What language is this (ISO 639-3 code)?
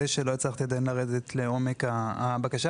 heb